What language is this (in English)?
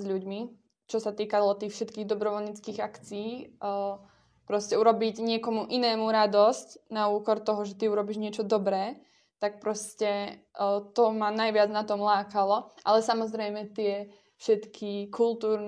Slovak